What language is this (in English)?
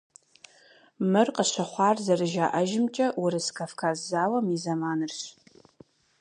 Kabardian